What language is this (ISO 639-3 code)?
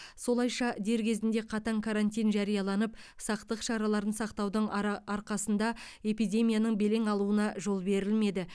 kaz